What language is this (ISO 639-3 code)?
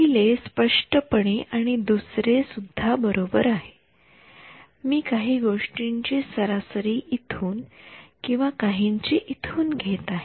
mar